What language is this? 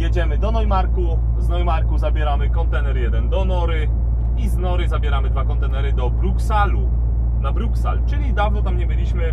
Polish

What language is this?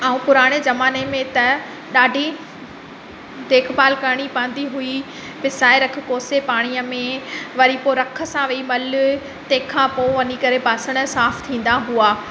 Sindhi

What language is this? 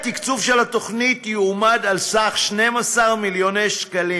Hebrew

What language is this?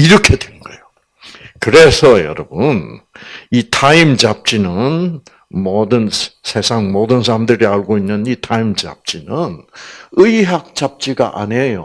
Korean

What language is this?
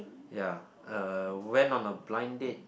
English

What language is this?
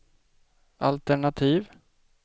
Swedish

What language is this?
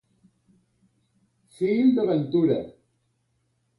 Catalan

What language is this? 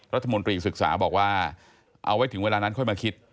Thai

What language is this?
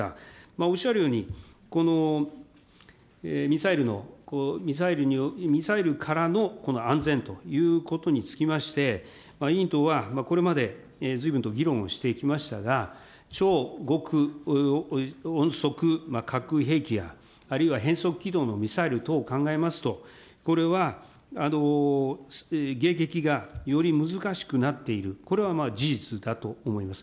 Japanese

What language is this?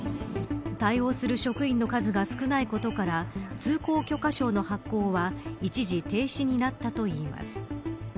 Japanese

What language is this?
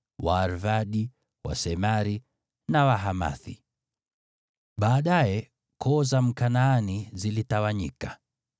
Swahili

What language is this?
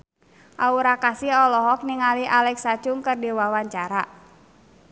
Sundanese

